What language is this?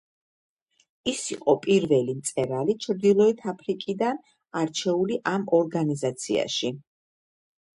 Georgian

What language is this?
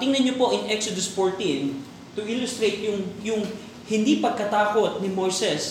Filipino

